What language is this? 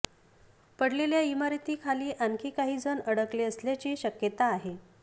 Marathi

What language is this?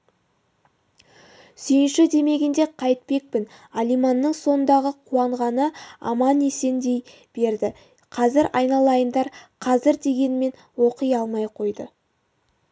Kazakh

